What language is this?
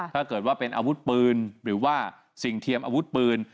Thai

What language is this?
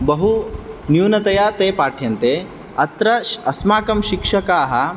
Sanskrit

